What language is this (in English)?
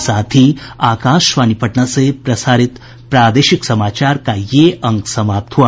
Hindi